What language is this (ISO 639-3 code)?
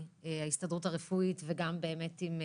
heb